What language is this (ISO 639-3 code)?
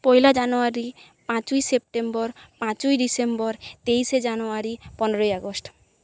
ben